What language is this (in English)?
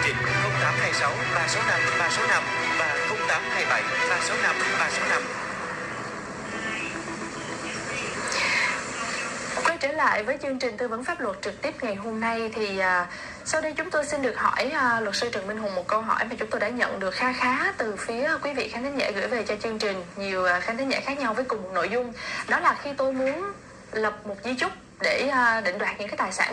Vietnamese